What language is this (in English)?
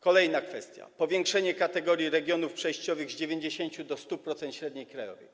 Polish